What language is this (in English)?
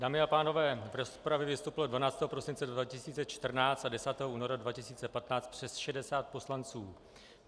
Czech